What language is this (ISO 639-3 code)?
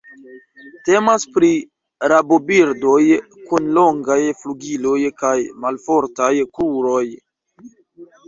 epo